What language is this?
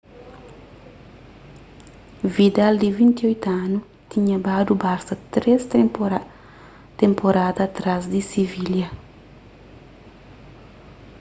Kabuverdianu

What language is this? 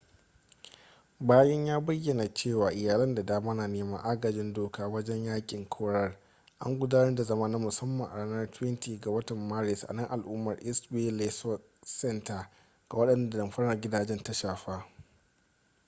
Hausa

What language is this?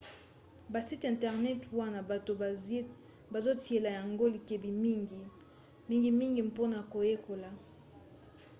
Lingala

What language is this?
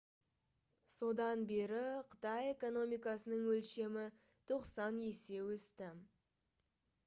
Kazakh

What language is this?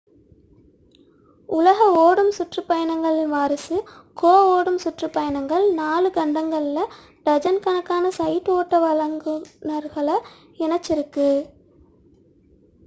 Tamil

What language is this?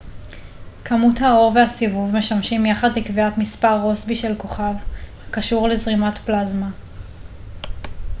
Hebrew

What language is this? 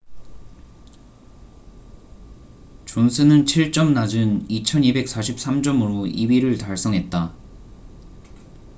Korean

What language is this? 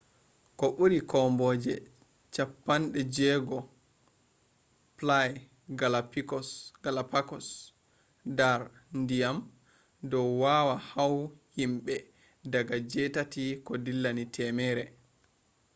Fula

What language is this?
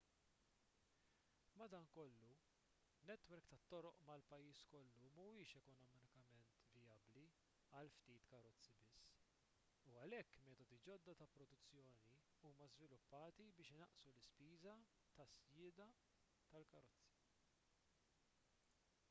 Maltese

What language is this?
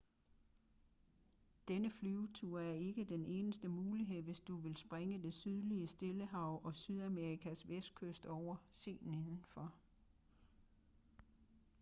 Danish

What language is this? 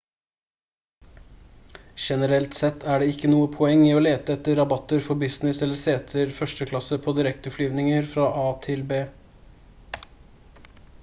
Norwegian Bokmål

